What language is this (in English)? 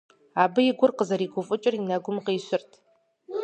Kabardian